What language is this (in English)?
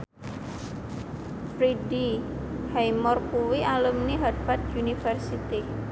Javanese